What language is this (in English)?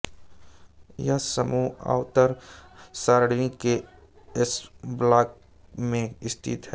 Hindi